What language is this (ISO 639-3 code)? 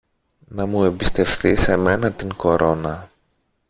ell